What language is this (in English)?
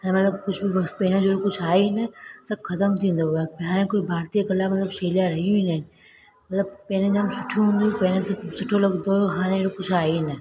Sindhi